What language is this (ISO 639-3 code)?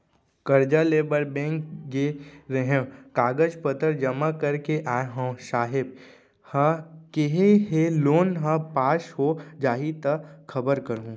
hne